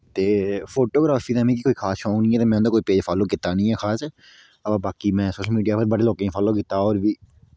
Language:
Dogri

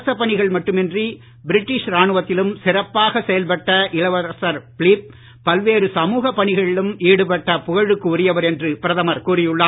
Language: Tamil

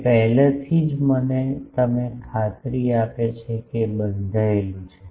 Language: Gujarati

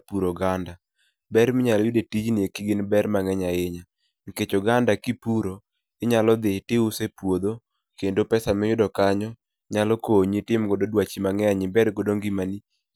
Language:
Luo (Kenya and Tanzania)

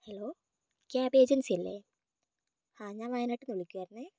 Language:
Malayalam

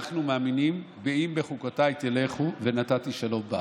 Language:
Hebrew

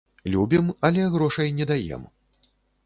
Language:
Belarusian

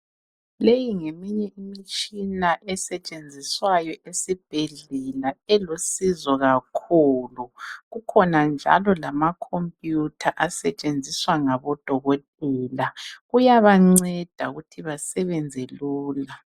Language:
North Ndebele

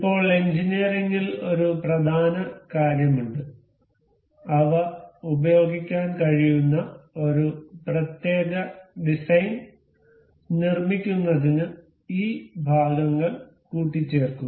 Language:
Malayalam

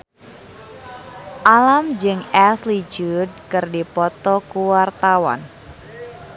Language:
Sundanese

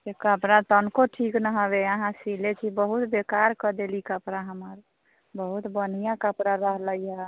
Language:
Maithili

